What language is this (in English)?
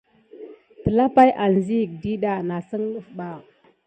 Gidar